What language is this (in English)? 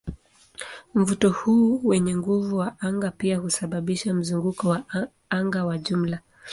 Swahili